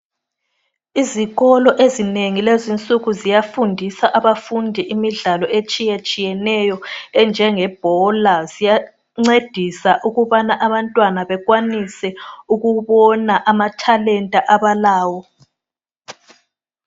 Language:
North Ndebele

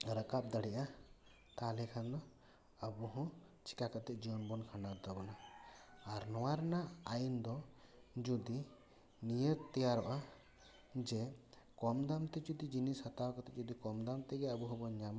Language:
Santali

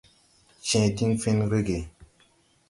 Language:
Tupuri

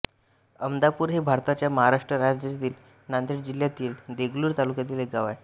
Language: Marathi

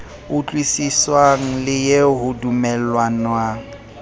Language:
Southern Sotho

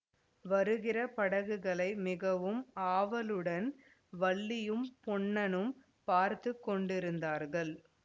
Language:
Tamil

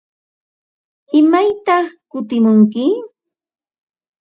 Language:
Ambo-Pasco Quechua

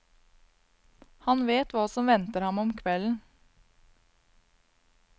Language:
Norwegian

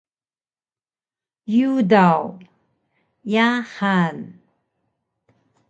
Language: Taroko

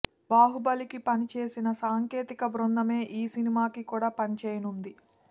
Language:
Telugu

